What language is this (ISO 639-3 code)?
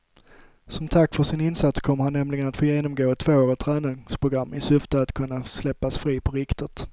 swe